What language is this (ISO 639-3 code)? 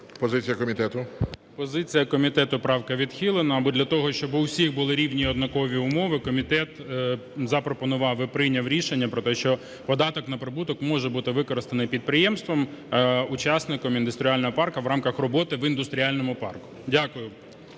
ukr